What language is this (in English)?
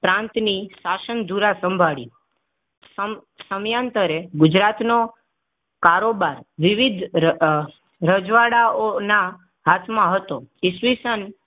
Gujarati